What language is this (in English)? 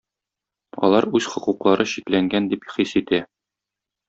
Tatar